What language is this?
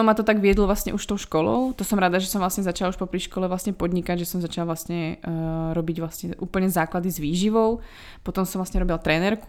Czech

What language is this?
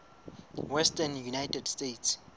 Southern Sotho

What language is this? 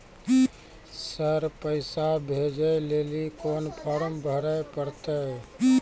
Maithili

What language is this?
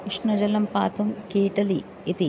Sanskrit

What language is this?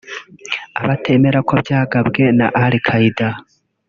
Kinyarwanda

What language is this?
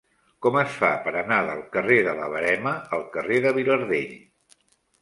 Catalan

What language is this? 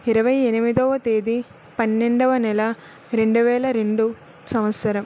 Telugu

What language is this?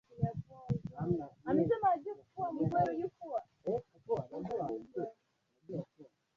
Swahili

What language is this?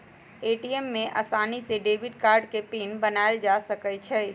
Magahi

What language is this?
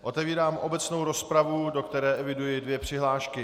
Czech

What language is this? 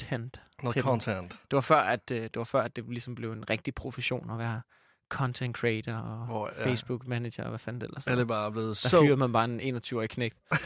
Danish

